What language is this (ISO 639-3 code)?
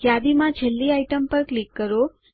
guj